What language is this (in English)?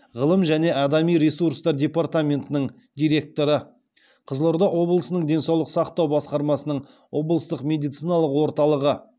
Kazakh